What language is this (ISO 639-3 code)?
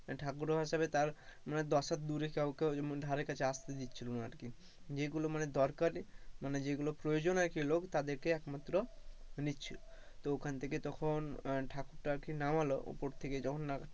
ben